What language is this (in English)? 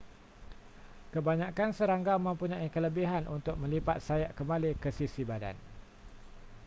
Malay